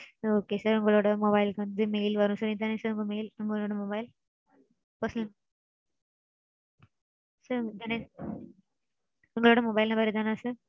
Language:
Tamil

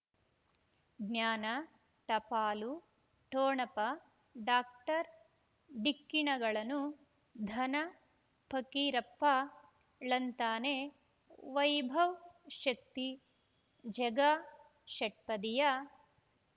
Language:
Kannada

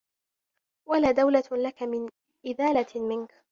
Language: Arabic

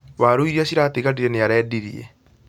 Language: Kikuyu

